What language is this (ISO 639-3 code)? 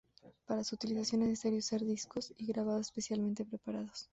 spa